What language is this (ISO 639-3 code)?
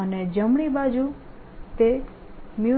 guj